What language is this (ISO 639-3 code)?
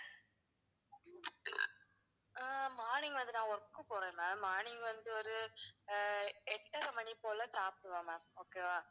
tam